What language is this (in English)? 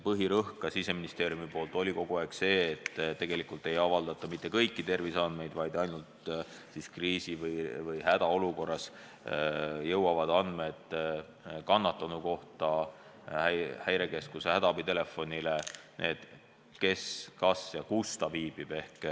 Estonian